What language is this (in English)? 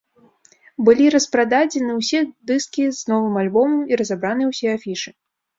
Belarusian